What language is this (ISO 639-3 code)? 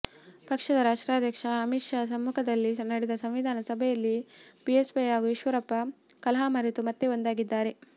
kan